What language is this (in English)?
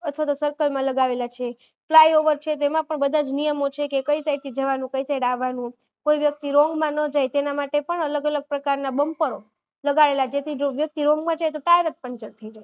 Gujarati